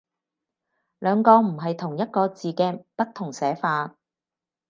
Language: Cantonese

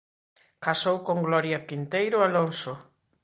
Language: Galician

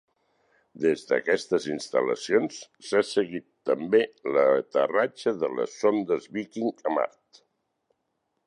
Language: Catalan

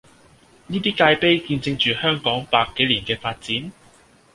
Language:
Cantonese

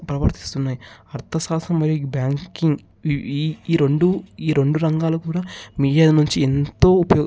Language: Telugu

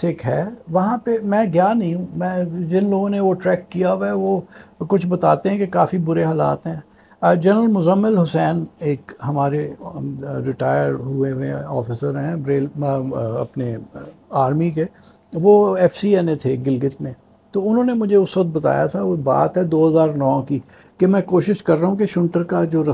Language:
Urdu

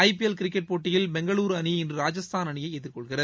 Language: Tamil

